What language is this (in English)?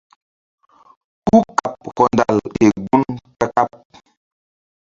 Mbum